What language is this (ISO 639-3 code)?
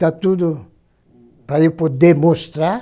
por